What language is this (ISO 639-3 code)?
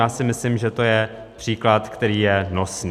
ces